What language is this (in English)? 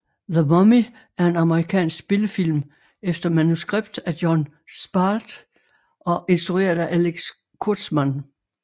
Danish